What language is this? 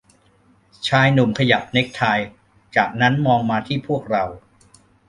Thai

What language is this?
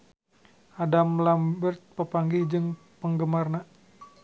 Sundanese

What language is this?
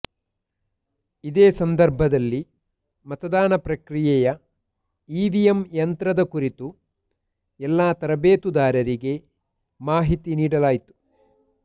Kannada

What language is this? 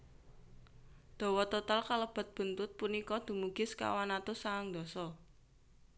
Javanese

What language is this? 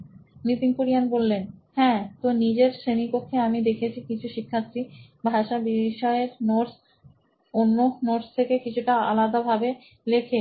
Bangla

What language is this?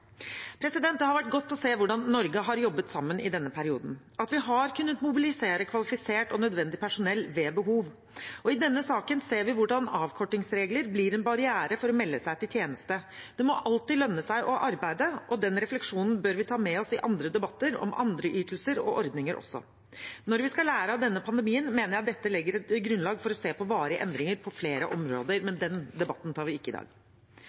Norwegian Bokmål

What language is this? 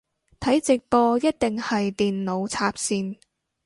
Cantonese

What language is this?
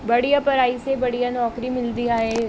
Sindhi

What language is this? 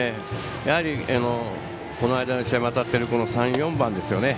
Japanese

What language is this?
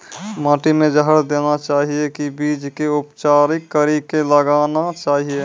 Maithili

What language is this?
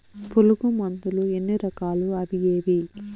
Telugu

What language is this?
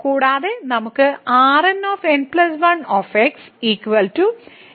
Malayalam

